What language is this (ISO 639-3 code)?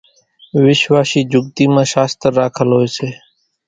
gjk